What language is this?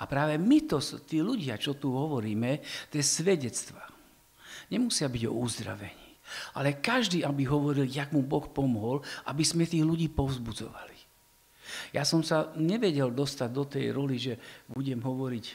Slovak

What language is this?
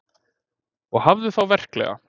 Icelandic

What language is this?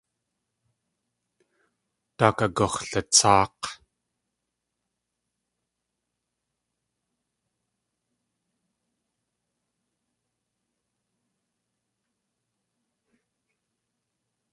Tlingit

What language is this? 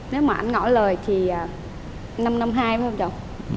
Vietnamese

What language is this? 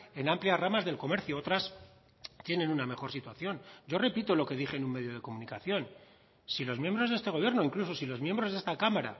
Spanish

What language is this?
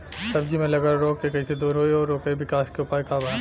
Bhojpuri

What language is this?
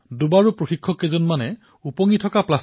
Assamese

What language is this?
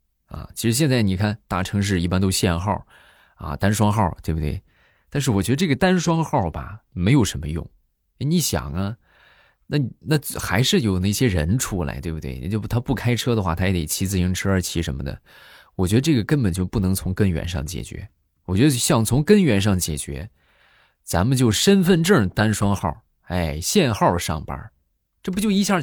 Chinese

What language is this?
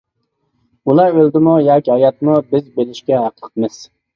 Uyghur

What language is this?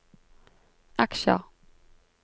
Norwegian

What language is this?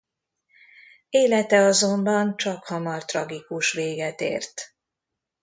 Hungarian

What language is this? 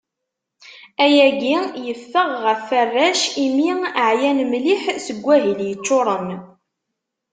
Kabyle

